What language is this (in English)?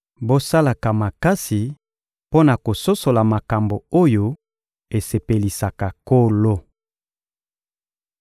Lingala